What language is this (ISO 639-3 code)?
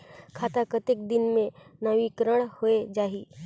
hne